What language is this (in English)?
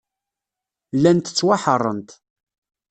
Kabyle